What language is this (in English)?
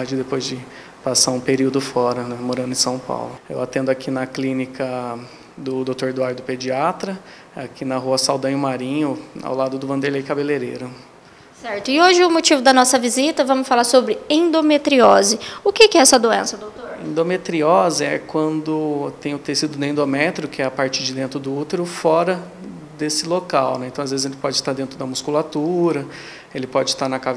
Portuguese